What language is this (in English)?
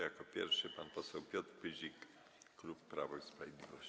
Polish